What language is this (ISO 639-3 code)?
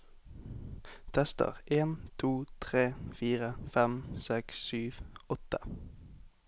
nor